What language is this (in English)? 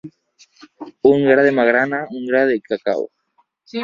Catalan